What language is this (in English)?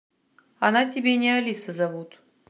Russian